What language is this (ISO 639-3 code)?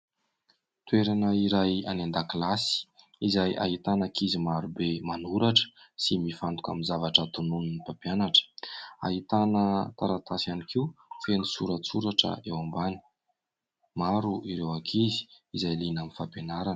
mlg